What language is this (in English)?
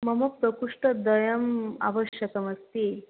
Sanskrit